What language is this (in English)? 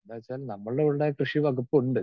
Malayalam